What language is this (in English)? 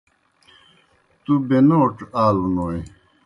Kohistani Shina